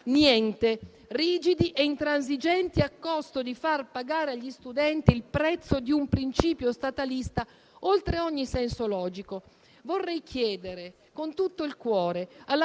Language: Italian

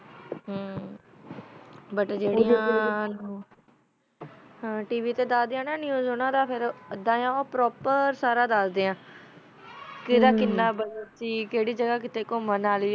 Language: Punjabi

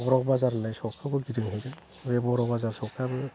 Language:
Bodo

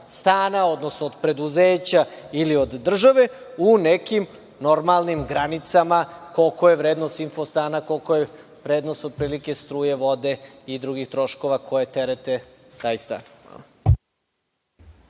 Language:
Serbian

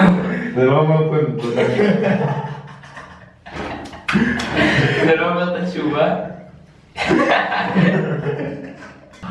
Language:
Hebrew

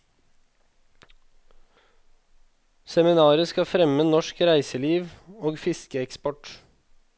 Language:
Norwegian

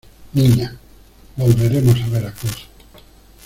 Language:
Spanish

